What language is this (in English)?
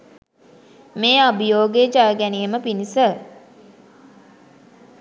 Sinhala